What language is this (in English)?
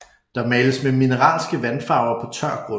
Danish